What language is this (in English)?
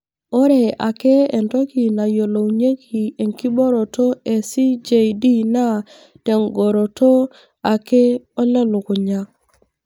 Masai